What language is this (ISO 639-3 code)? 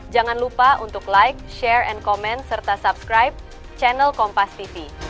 ind